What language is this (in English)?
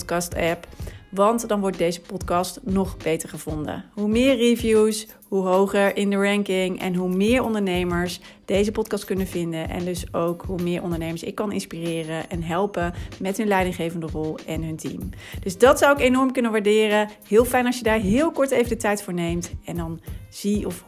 Dutch